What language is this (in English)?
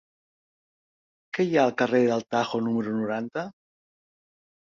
Catalan